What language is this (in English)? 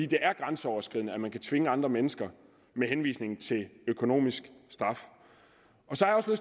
Danish